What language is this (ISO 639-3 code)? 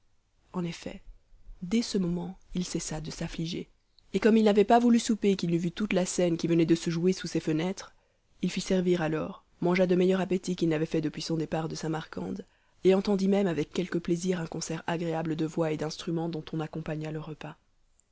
fra